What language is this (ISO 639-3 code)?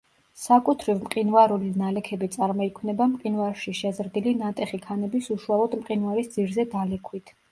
kat